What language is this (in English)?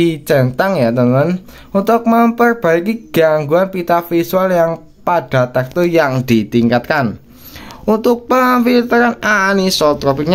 Indonesian